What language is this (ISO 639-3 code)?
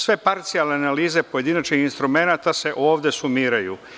srp